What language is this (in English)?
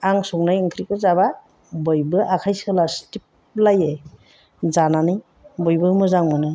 Bodo